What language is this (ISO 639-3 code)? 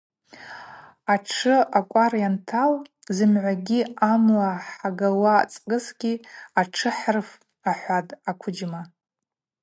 abq